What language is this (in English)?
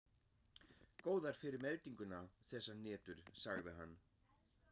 Icelandic